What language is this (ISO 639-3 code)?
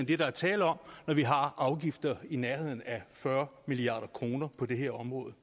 dan